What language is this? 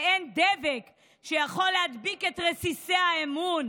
Hebrew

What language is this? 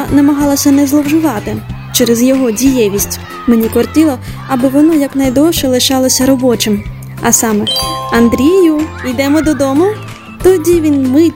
Ukrainian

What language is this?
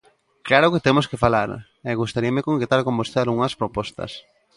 Galician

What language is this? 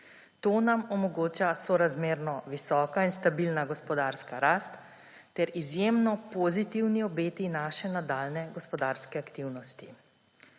Slovenian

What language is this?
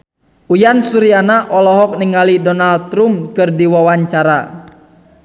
Sundanese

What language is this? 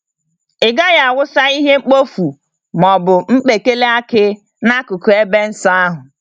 Igbo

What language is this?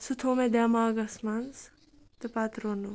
Kashmiri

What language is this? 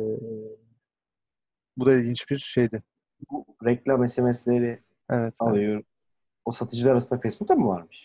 Turkish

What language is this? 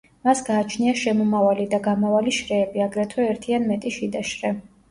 Georgian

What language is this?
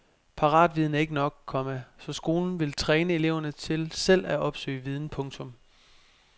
Danish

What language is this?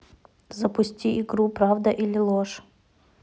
Russian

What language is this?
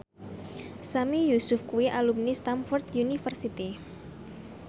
Javanese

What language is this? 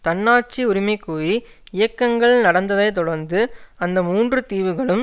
Tamil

